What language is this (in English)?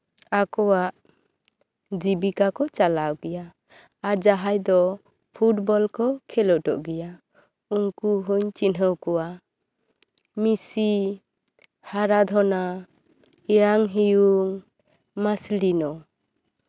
Santali